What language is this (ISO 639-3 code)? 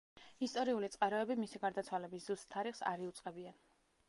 kat